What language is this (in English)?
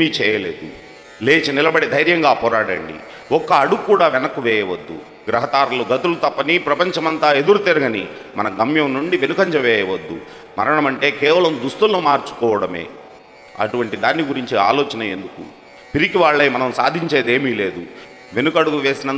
Telugu